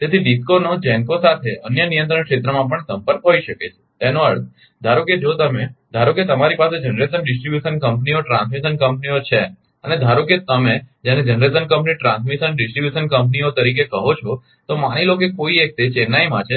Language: Gujarati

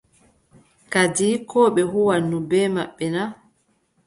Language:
Adamawa Fulfulde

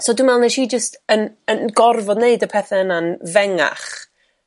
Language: Welsh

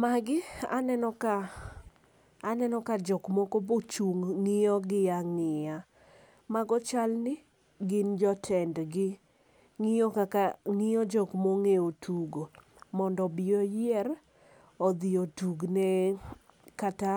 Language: Luo (Kenya and Tanzania)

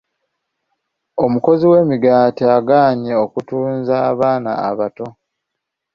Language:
Ganda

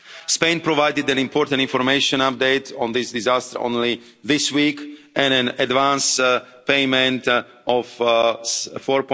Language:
English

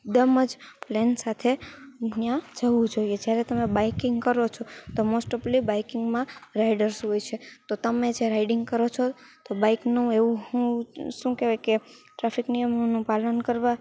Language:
Gujarati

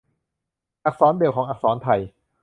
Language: Thai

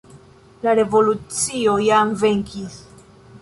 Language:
Esperanto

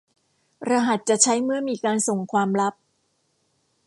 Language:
Thai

